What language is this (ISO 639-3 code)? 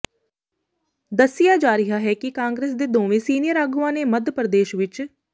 pan